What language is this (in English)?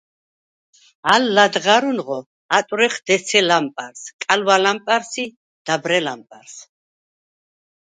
Svan